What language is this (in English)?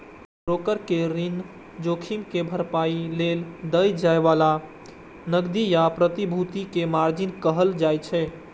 Maithili